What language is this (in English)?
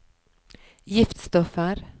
Norwegian